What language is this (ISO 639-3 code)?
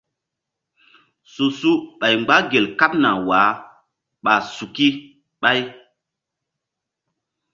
mdd